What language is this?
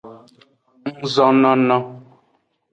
Aja (Benin)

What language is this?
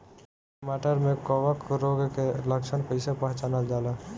Bhojpuri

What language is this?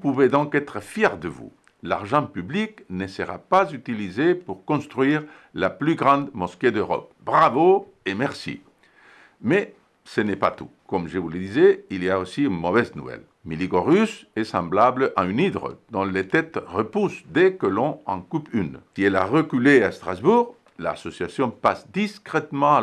French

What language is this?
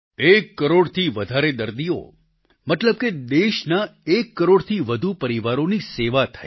Gujarati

